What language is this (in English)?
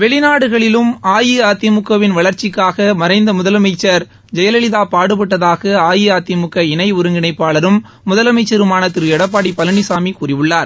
Tamil